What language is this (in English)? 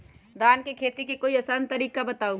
Magahi